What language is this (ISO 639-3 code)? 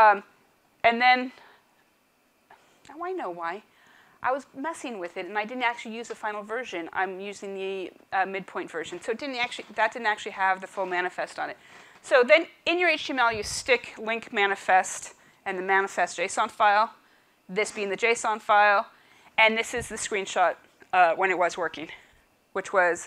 eng